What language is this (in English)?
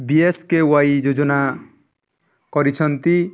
Odia